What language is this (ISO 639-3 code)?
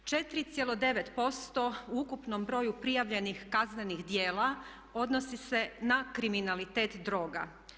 hrv